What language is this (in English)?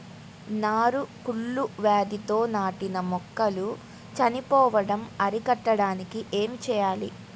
Telugu